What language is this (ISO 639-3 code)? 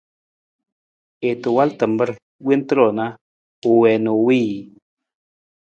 nmz